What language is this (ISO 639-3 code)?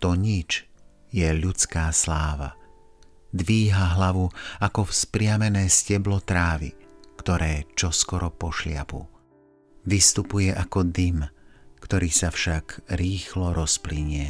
slk